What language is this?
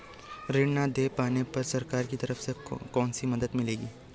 Hindi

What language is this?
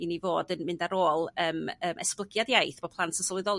Welsh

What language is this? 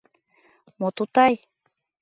Mari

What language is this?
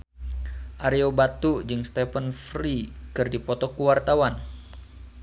Sundanese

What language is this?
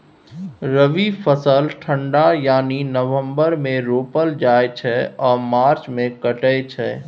Maithili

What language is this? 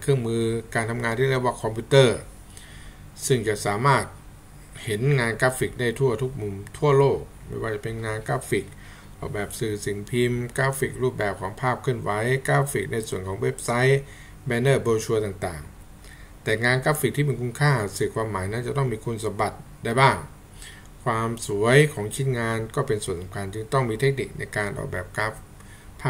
Thai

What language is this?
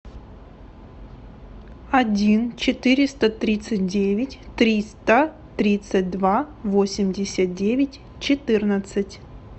Russian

